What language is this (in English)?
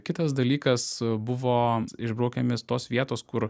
Lithuanian